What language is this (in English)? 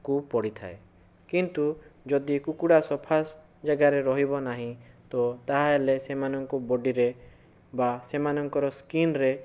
Odia